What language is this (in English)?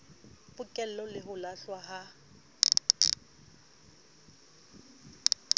Southern Sotho